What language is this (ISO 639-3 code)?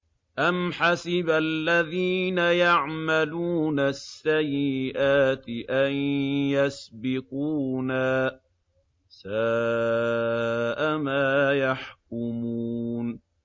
ara